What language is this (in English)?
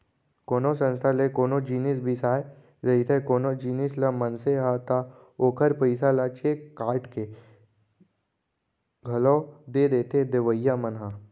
Chhattisgarhi